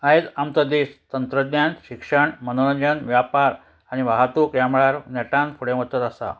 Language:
Konkani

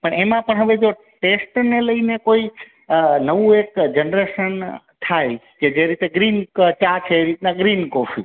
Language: Gujarati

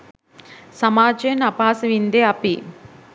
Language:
Sinhala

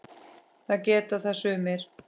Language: Icelandic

